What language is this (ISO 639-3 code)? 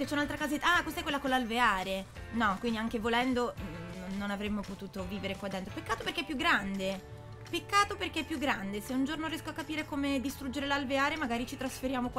ita